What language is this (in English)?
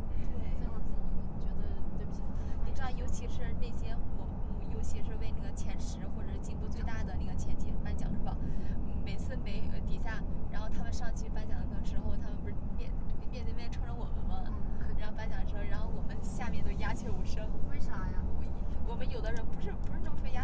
Chinese